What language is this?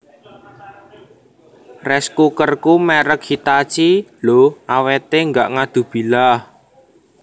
Javanese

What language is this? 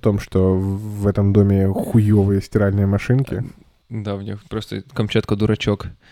Russian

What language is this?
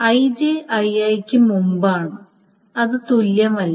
Malayalam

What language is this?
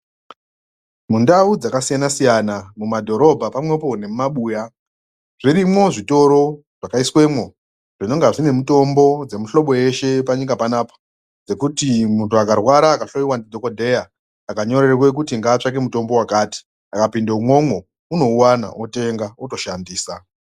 Ndau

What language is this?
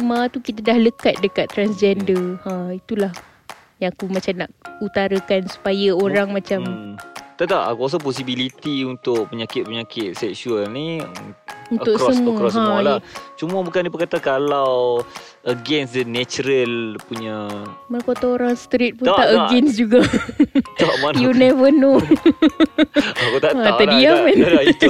Malay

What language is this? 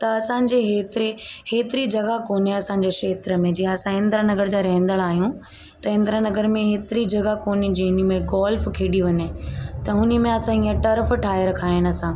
Sindhi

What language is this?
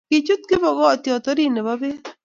Kalenjin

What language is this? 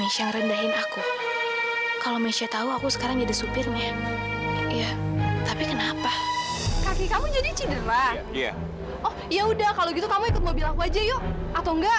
Indonesian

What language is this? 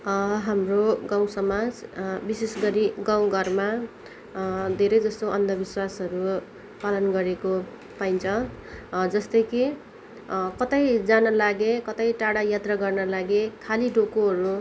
Nepali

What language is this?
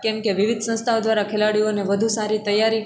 Gujarati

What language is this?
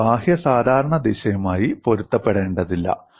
Malayalam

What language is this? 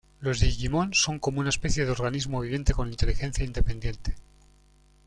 Spanish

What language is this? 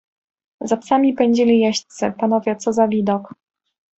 Polish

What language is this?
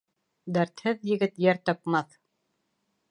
Bashkir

